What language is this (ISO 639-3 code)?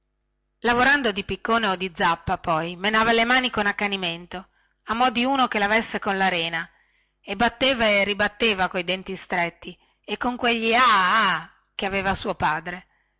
ita